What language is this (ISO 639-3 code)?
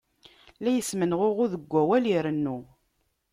kab